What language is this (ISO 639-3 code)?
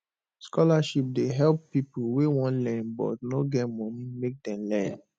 pcm